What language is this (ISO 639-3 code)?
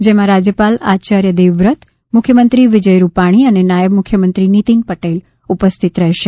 guj